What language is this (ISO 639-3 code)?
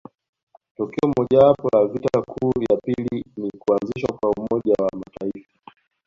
swa